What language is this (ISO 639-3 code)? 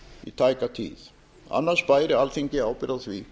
isl